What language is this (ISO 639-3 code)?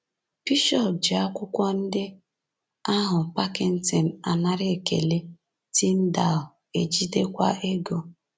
ibo